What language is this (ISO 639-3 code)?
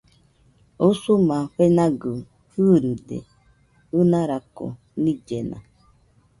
hux